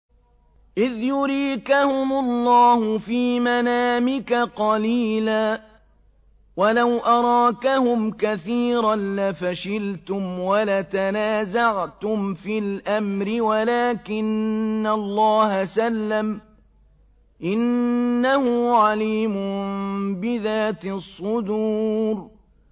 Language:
Arabic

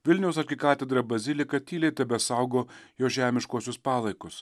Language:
Lithuanian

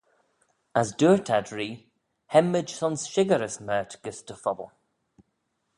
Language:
Manx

